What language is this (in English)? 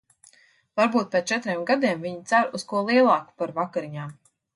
Latvian